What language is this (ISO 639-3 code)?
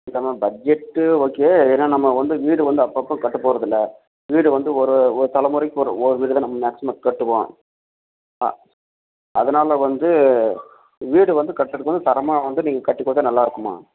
tam